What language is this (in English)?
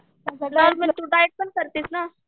Marathi